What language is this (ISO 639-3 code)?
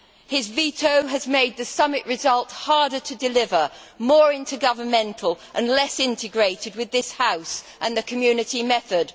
eng